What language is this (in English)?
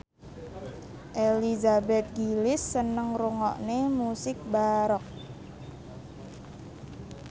Javanese